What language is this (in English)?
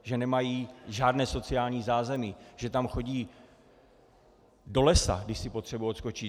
Czech